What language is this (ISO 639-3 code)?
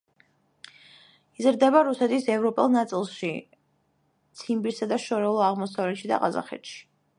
kat